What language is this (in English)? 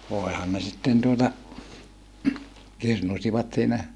Finnish